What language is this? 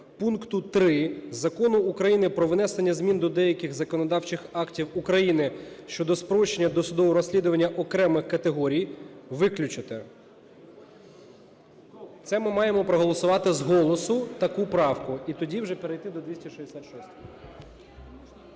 Ukrainian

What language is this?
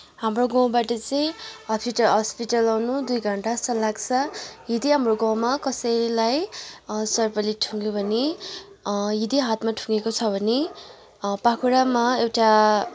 Nepali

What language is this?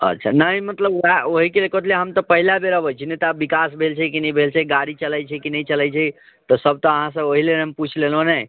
Maithili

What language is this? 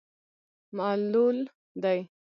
Pashto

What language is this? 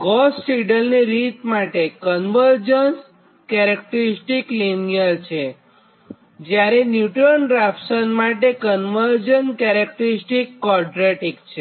Gujarati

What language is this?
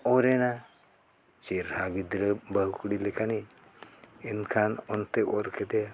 Santali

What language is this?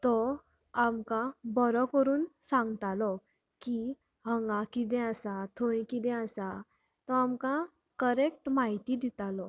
Konkani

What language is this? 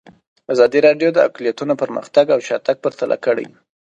Pashto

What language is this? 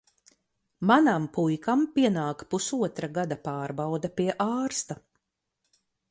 Latvian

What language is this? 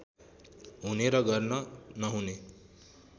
Nepali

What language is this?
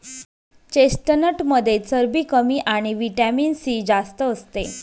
Marathi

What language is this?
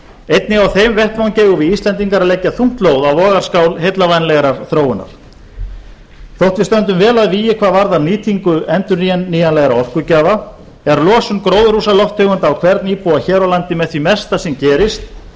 Icelandic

